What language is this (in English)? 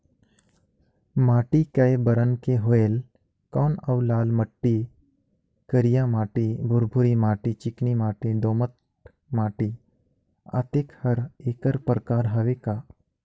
Chhattisgarhi